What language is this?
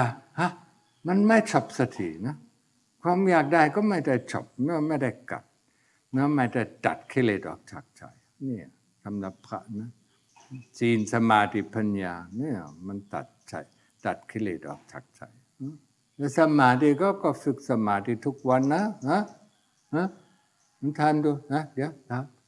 Thai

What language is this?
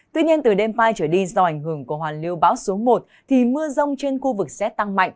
Vietnamese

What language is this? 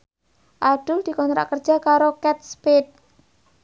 Javanese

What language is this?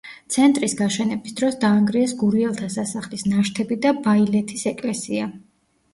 Georgian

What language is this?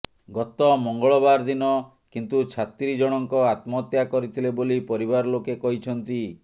Odia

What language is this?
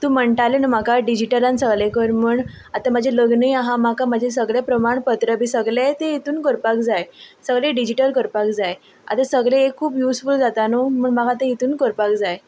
Konkani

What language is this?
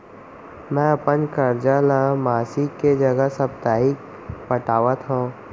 Chhattisgarhi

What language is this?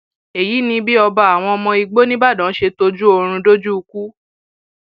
Yoruba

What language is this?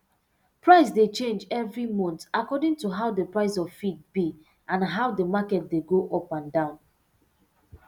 Nigerian Pidgin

